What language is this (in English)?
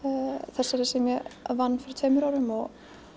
Icelandic